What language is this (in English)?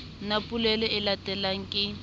Southern Sotho